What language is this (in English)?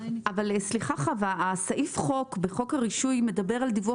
Hebrew